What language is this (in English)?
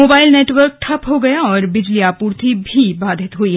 Hindi